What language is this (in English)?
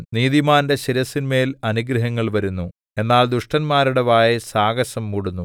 Malayalam